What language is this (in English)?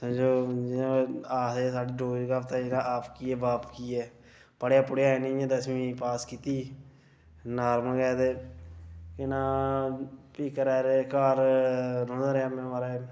Dogri